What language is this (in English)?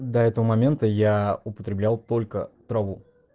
Russian